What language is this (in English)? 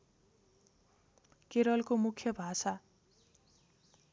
Nepali